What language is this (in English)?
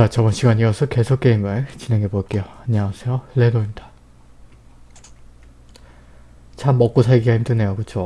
Korean